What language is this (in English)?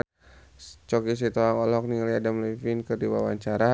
Sundanese